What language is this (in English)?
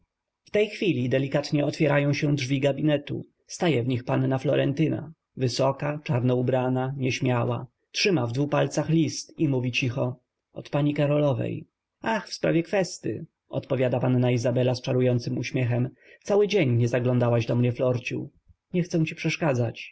Polish